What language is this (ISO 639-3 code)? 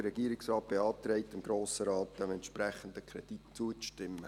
gsw